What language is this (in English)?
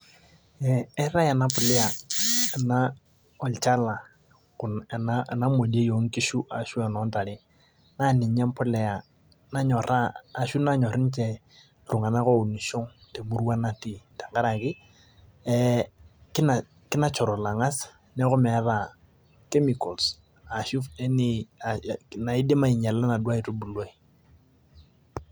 Masai